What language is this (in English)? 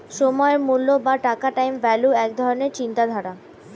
Bangla